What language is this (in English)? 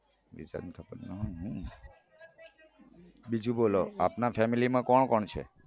Gujarati